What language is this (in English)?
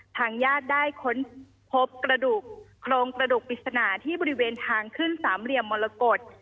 Thai